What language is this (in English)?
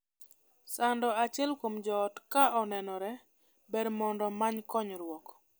Luo (Kenya and Tanzania)